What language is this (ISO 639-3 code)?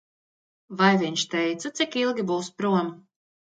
lav